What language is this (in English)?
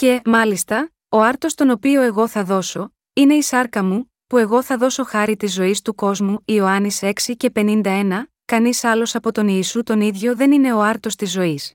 Greek